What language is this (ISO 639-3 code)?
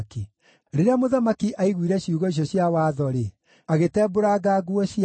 kik